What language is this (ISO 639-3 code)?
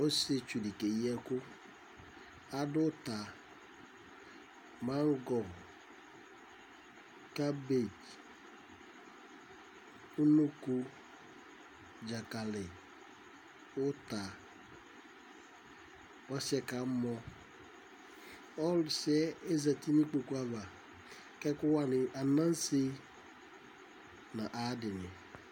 kpo